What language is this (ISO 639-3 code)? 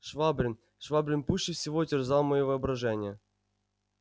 rus